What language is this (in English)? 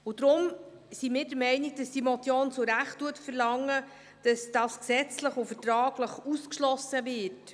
Swiss German